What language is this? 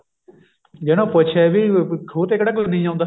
Punjabi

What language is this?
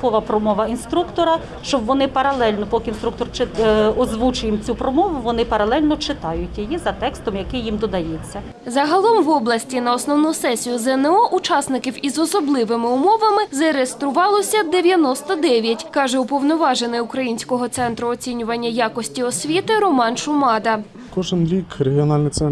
Ukrainian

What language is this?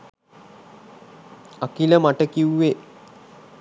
Sinhala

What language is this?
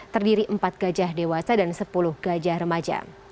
Indonesian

